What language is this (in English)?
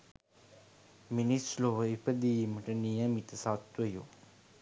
Sinhala